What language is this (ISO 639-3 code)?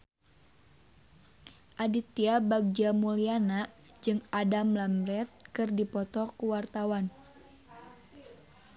sun